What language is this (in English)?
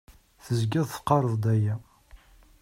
Kabyle